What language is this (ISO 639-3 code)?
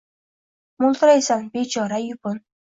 uzb